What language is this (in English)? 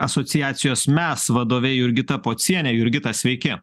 Lithuanian